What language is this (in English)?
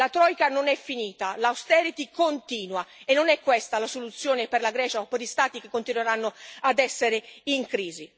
Italian